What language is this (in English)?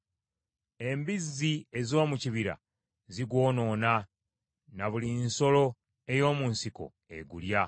Ganda